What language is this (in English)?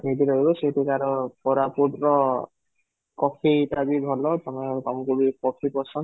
Odia